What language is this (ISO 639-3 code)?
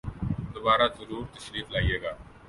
urd